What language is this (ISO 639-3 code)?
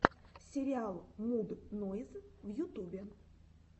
rus